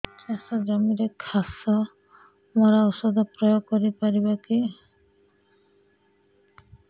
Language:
Odia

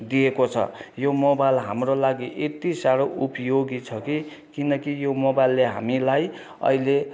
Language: Nepali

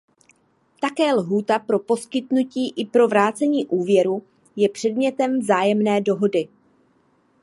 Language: Czech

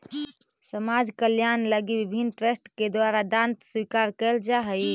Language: Magahi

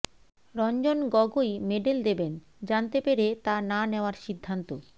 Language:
Bangla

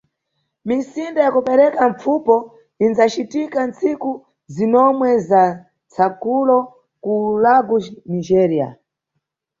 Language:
Nyungwe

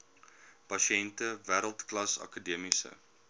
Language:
Afrikaans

